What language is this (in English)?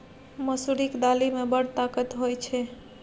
Maithili